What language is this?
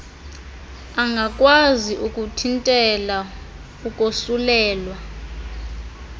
Xhosa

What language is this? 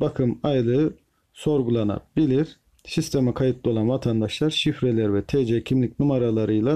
Turkish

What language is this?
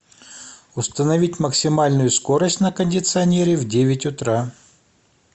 Russian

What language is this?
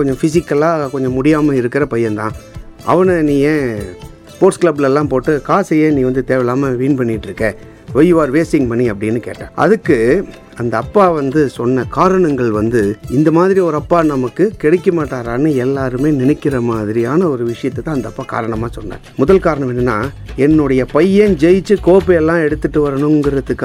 Tamil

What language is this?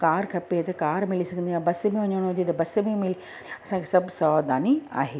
Sindhi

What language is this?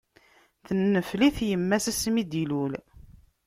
Kabyle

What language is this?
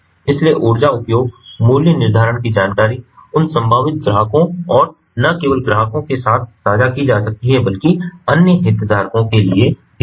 Hindi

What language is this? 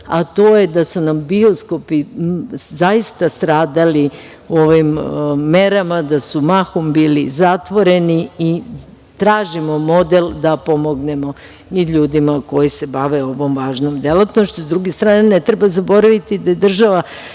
Serbian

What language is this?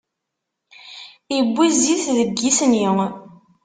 Kabyle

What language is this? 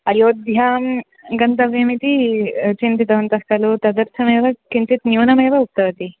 Sanskrit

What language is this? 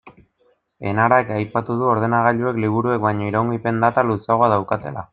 Basque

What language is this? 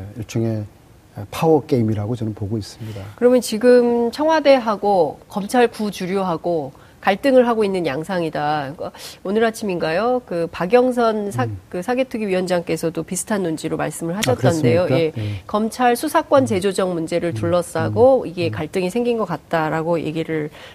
Korean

